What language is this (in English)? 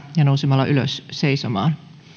Finnish